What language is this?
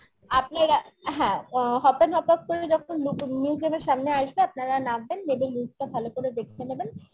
Bangla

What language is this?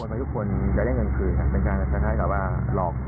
Thai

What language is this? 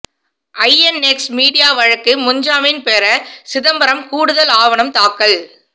Tamil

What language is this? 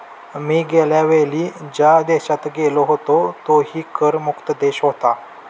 Marathi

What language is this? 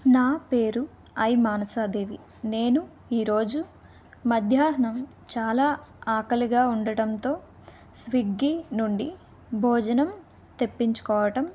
Telugu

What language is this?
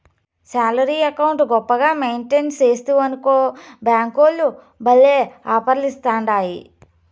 Telugu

